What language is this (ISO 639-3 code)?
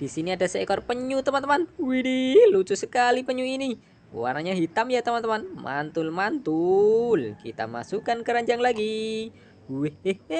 ind